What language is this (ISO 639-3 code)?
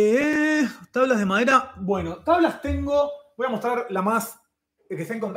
spa